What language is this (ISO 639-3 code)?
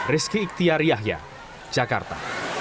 ind